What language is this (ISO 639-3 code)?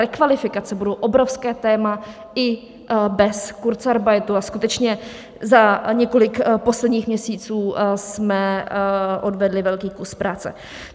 ces